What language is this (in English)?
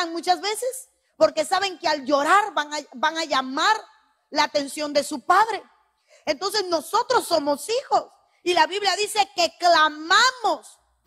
Spanish